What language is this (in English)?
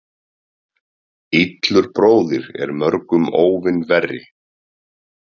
Icelandic